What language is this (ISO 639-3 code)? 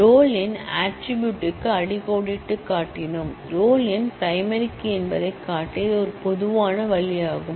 tam